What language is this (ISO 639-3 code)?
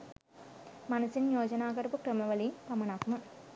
sin